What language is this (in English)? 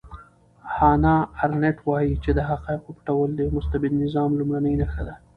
Pashto